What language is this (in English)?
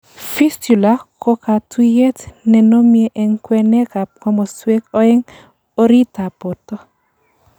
Kalenjin